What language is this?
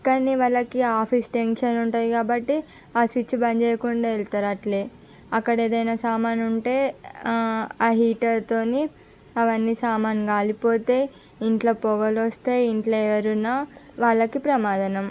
Telugu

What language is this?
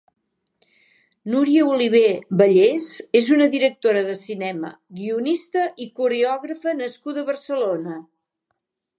Catalan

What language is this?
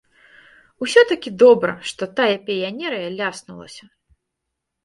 Belarusian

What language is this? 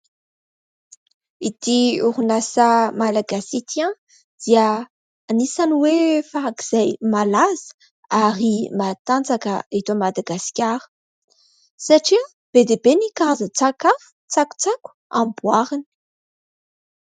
Malagasy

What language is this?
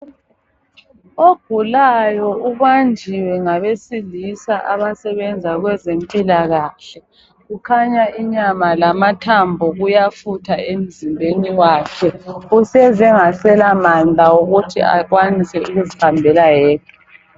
North Ndebele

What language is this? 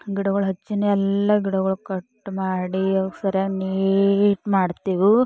Kannada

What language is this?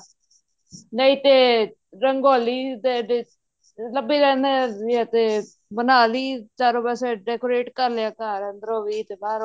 Punjabi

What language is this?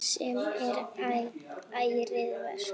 Icelandic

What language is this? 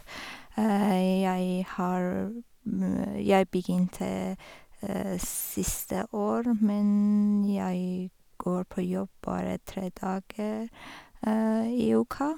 Norwegian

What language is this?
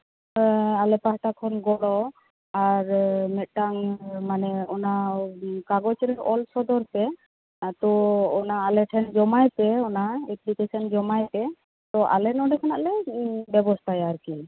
Santali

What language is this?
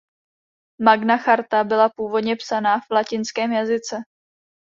Czech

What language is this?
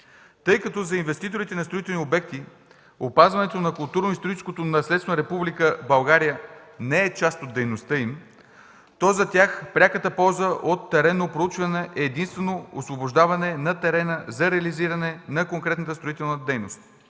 Bulgarian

